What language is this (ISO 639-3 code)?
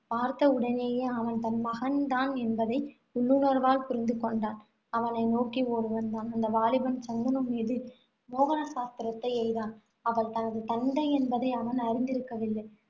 tam